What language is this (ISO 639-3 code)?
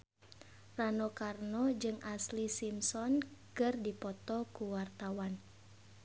sun